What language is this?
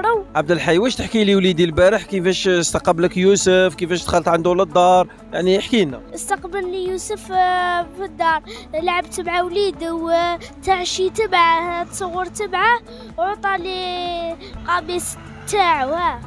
Arabic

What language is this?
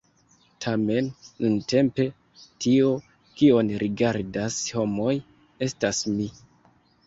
Esperanto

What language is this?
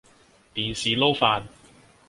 Cantonese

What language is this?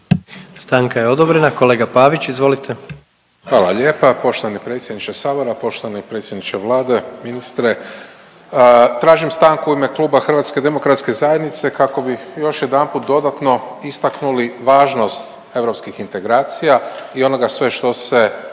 Croatian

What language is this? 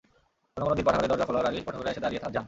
Bangla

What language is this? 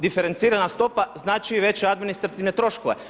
Croatian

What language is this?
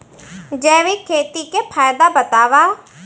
Chhattisgarhi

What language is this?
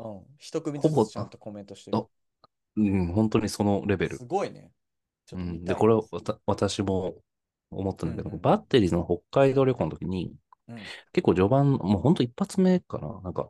Japanese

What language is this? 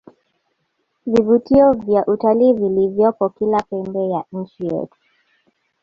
Swahili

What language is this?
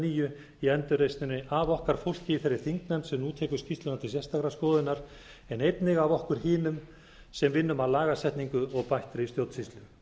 Icelandic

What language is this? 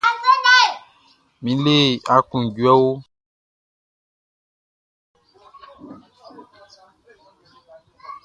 Baoulé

